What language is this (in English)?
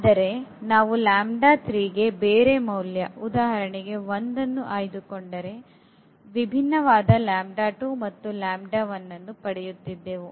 Kannada